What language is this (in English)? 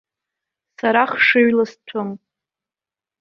Abkhazian